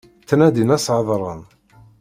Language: Kabyle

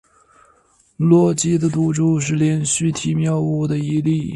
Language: Chinese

